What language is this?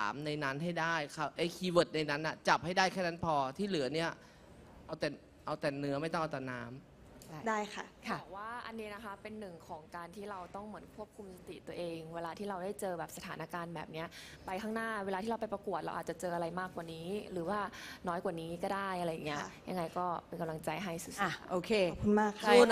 Thai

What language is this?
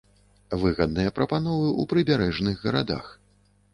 Belarusian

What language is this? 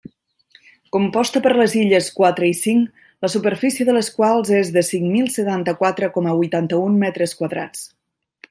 Catalan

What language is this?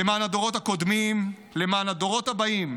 Hebrew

